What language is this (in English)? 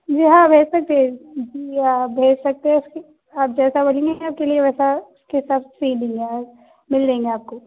Urdu